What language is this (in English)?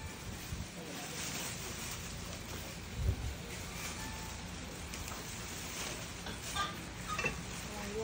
Thai